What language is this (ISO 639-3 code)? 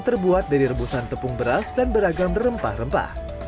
ind